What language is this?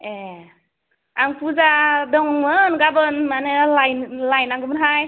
Bodo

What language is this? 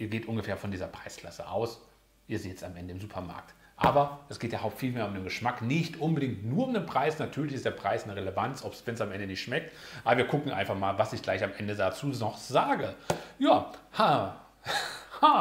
German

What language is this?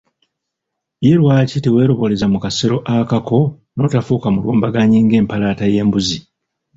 Ganda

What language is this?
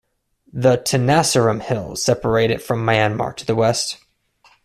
English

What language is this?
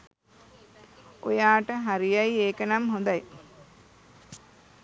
Sinhala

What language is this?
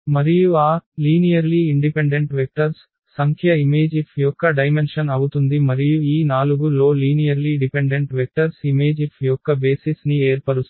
Telugu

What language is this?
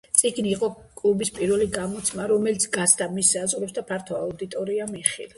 Georgian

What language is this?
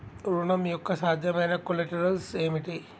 Telugu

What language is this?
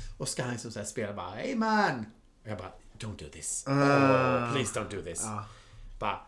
Swedish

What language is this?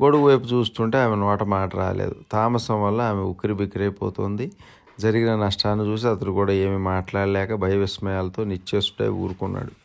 Telugu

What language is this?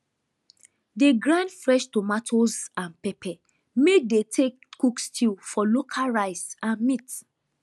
Nigerian Pidgin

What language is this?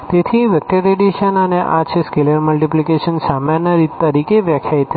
Gujarati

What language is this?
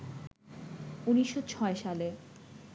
Bangla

